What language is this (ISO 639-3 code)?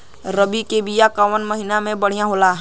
bho